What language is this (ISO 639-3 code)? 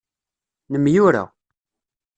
kab